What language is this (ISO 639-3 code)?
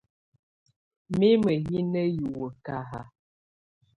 tvu